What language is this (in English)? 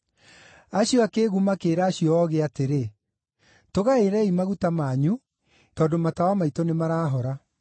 Kikuyu